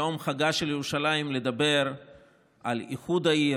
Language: Hebrew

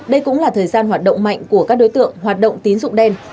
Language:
Vietnamese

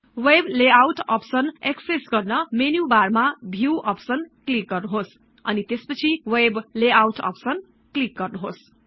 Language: Nepali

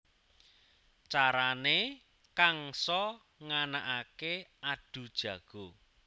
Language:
Javanese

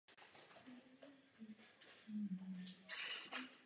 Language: Czech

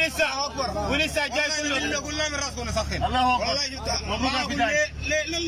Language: Arabic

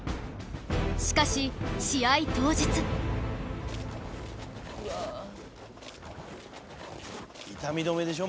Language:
Japanese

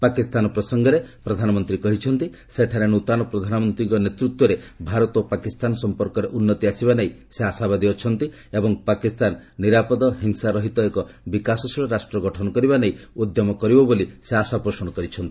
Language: Odia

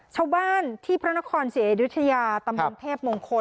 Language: Thai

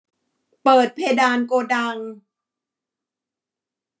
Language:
Thai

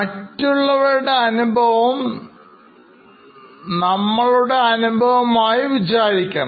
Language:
Malayalam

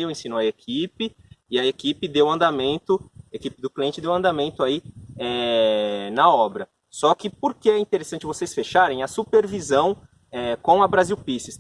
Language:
Portuguese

